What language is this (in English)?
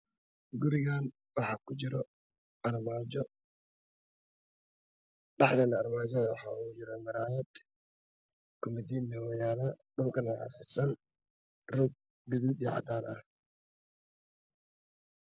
Somali